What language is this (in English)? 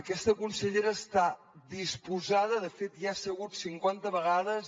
Catalan